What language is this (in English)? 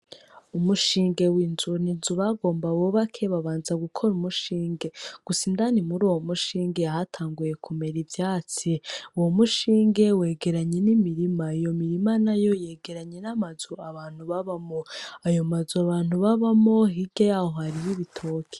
Rundi